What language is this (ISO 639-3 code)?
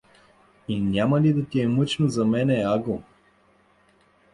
bul